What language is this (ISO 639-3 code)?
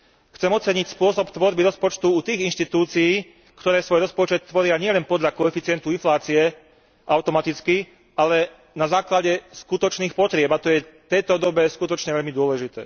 slk